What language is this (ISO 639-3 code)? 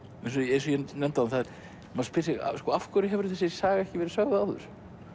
isl